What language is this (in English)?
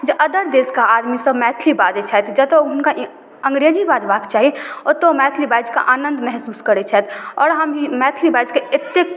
Maithili